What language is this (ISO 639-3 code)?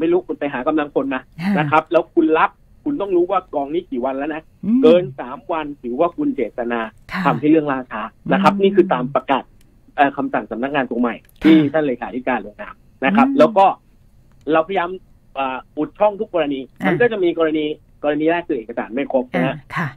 tha